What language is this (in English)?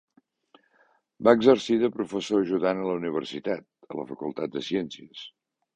Catalan